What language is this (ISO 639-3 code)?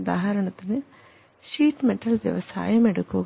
mal